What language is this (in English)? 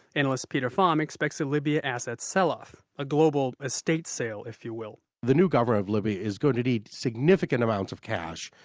English